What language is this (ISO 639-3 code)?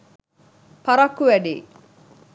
sin